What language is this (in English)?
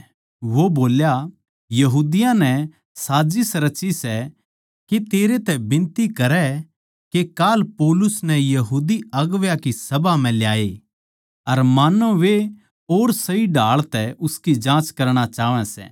Haryanvi